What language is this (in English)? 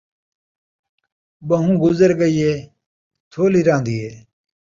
Saraiki